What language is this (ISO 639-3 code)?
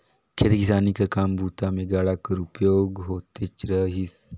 hne